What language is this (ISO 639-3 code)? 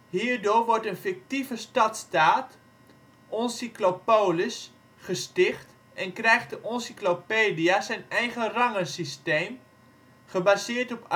nld